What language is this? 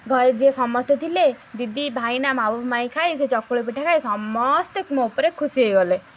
Odia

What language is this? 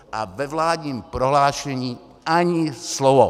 Czech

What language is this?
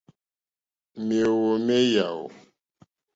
Mokpwe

